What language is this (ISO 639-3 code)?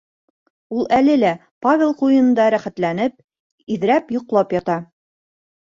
bak